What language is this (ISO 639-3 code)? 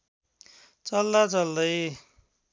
nep